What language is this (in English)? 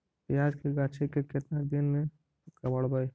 Magahi